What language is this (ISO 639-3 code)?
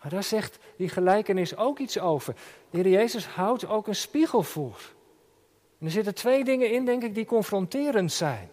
nld